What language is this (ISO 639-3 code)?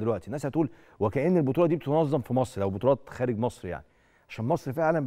ara